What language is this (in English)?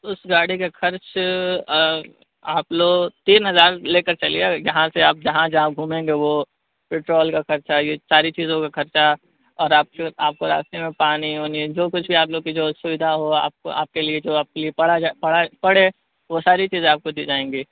Urdu